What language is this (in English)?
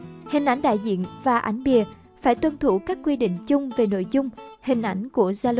Vietnamese